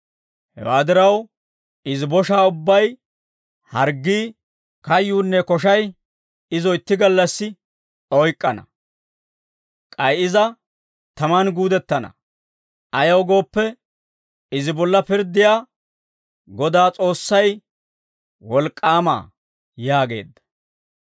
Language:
Dawro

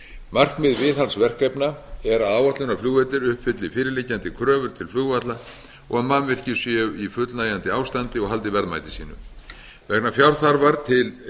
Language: Icelandic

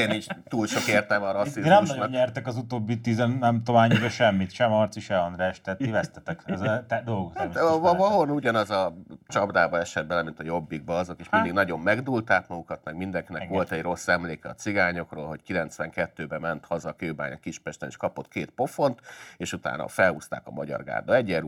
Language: Hungarian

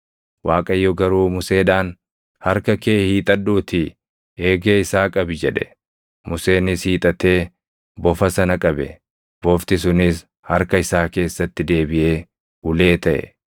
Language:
Oromo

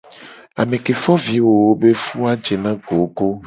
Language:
Gen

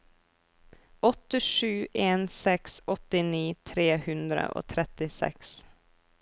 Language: Norwegian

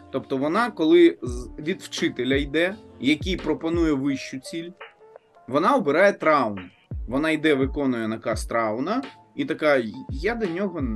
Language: Ukrainian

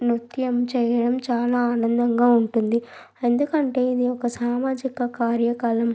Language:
Telugu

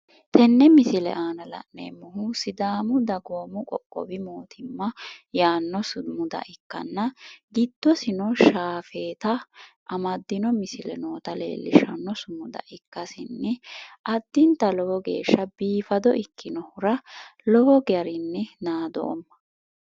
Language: Sidamo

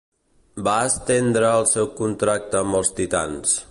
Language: Catalan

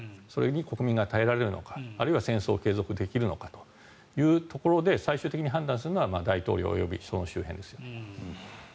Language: Japanese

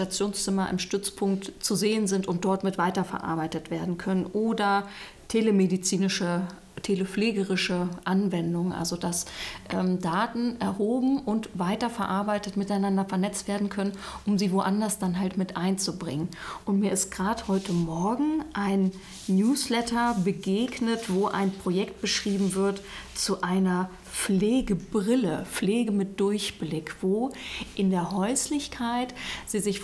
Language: German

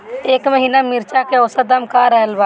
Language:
Bhojpuri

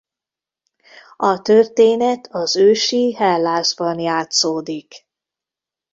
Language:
Hungarian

